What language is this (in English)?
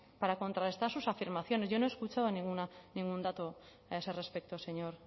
Spanish